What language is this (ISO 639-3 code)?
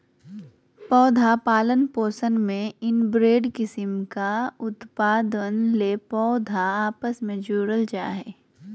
mag